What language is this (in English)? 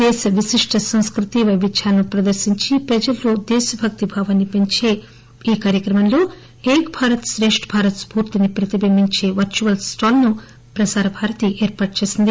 Telugu